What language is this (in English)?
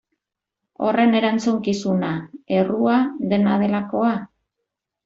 Basque